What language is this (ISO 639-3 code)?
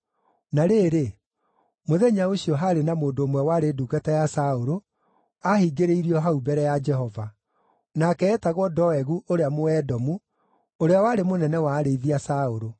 kik